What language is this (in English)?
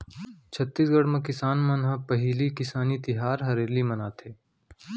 Chhattisgarhi